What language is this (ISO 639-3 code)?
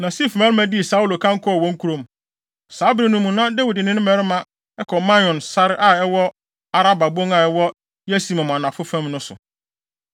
aka